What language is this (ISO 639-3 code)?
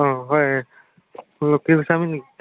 asm